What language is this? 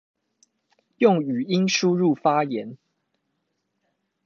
Chinese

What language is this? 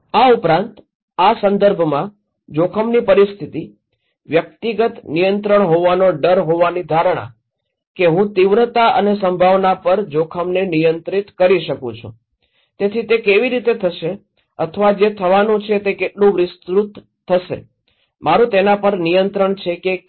Gujarati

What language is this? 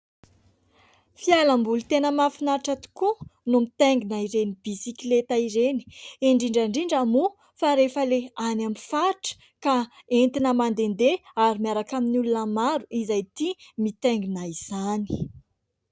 Malagasy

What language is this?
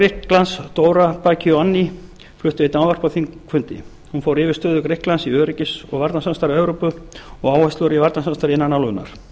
Icelandic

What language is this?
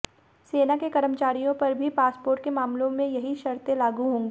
Hindi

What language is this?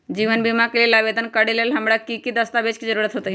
Magahi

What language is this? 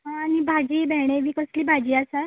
Konkani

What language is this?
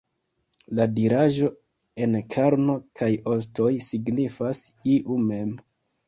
Esperanto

